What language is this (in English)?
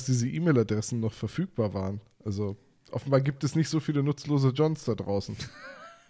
German